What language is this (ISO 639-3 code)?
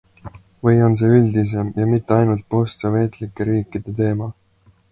est